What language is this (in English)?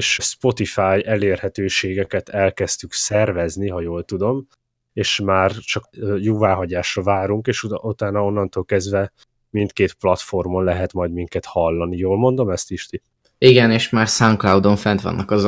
Hungarian